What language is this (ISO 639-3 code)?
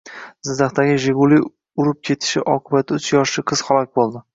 uzb